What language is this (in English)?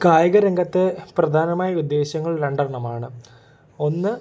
Malayalam